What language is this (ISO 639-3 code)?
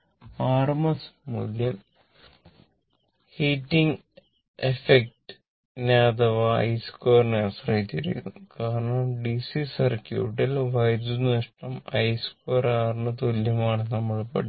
mal